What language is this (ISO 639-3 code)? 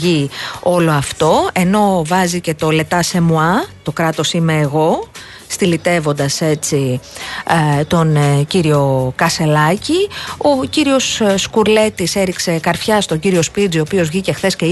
ell